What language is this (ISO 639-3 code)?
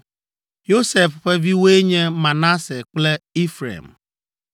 ewe